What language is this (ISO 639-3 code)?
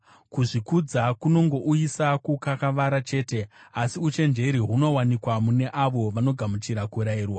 sna